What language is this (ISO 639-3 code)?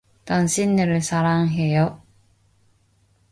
kor